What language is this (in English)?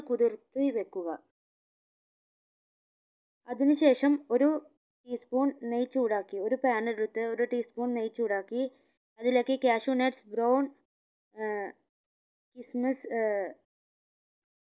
Malayalam